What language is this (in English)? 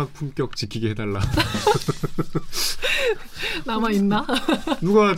Korean